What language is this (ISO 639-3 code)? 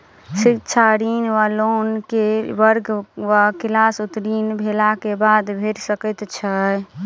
mai